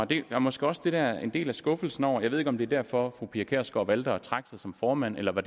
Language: Danish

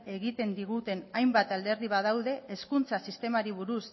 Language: Basque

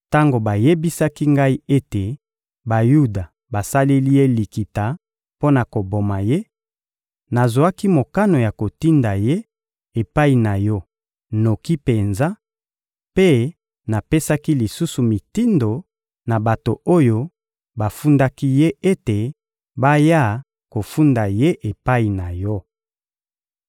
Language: Lingala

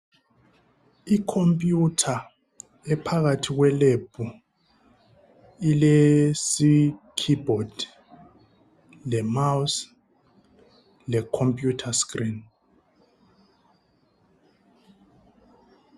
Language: North Ndebele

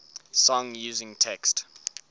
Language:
English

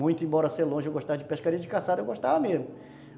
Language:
Portuguese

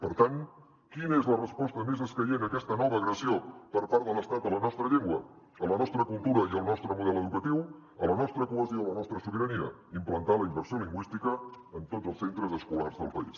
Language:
Catalan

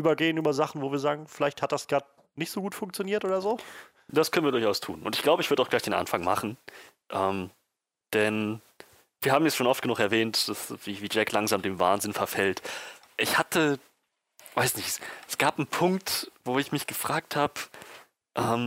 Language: German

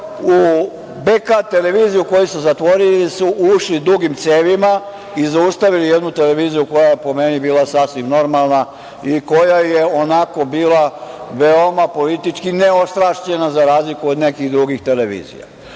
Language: Serbian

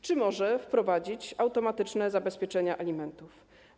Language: Polish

